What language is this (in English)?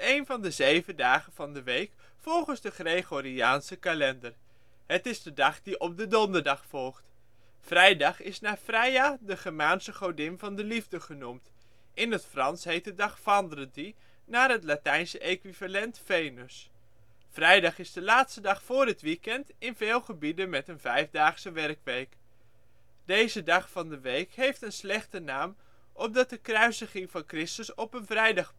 Dutch